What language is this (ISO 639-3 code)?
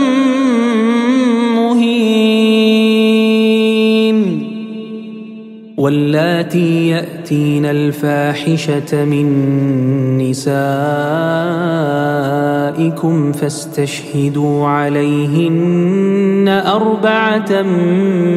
ara